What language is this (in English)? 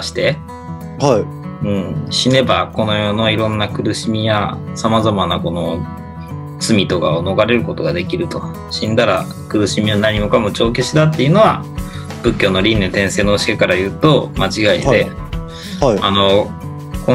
Japanese